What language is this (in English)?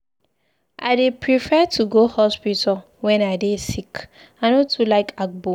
Nigerian Pidgin